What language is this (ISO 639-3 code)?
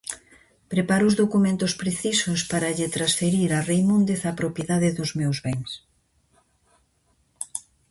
glg